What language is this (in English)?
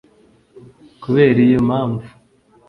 Kinyarwanda